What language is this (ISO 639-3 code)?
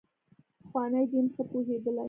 pus